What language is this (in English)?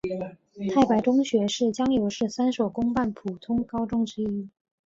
Chinese